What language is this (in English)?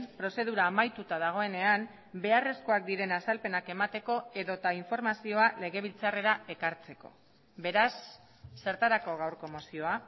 Basque